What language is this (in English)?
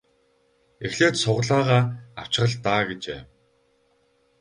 Mongolian